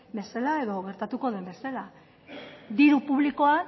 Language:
Basque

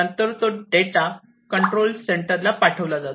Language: Marathi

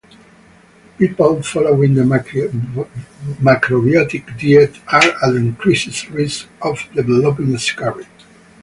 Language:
English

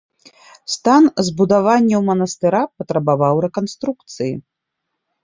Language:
Belarusian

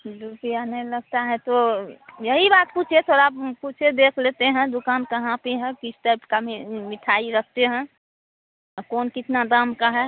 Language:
Hindi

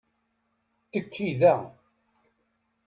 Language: Kabyle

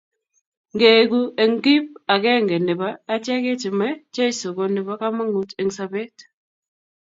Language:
Kalenjin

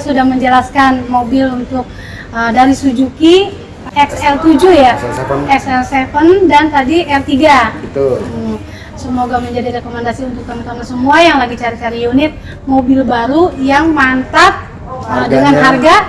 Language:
Indonesian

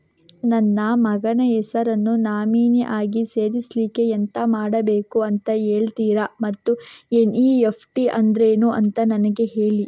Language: Kannada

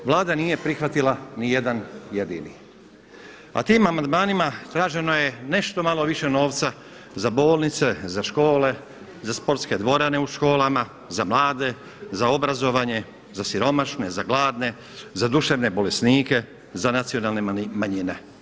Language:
Croatian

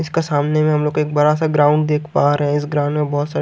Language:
Hindi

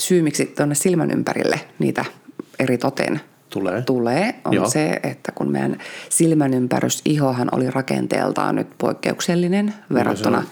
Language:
Finnish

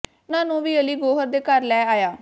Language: Punjabi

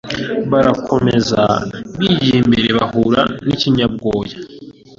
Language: Kinyarwanda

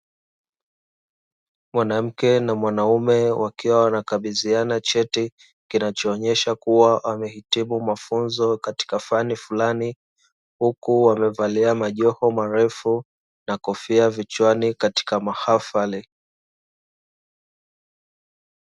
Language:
Swahili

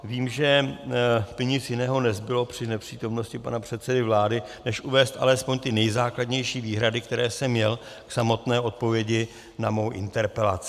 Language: Czech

